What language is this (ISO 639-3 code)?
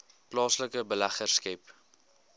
afr